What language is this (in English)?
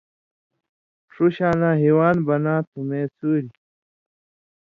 Indus Kohistani